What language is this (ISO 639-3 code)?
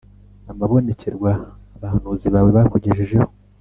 kin